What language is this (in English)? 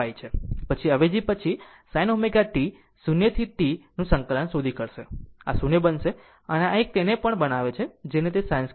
Gujarati